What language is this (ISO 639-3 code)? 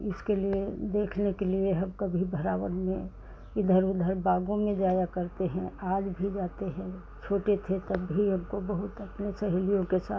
hin